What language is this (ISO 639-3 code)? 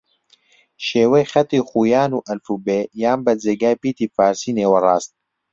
ckb